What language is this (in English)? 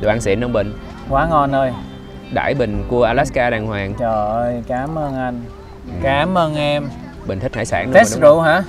Vietnamese